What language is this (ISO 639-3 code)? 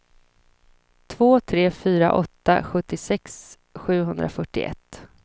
swe